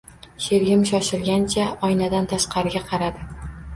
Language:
Uzbek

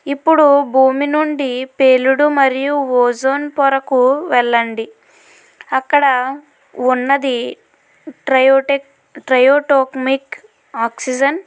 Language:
Telugu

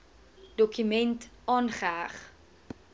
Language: Afrikaans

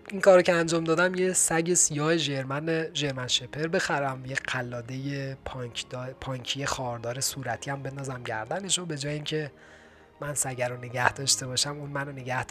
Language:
Persian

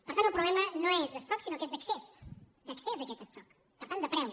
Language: Catalan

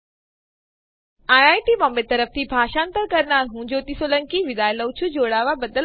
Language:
Gujarati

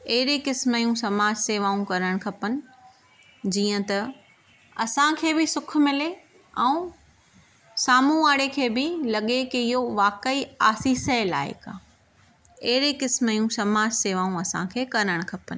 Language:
Sindhi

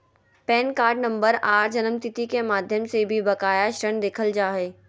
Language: Magahi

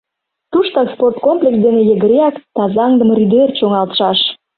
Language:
Mari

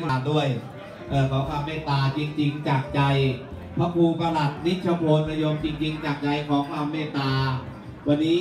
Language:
Thai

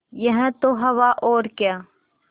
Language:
Hindi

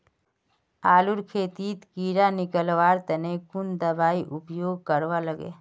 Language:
Magahi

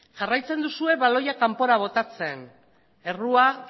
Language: Basque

